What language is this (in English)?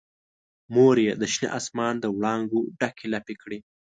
Pashto